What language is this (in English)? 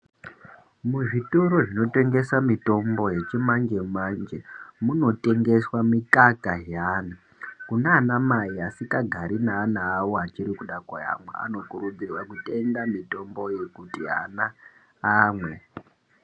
Ndau